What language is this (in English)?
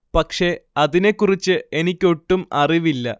Malayalam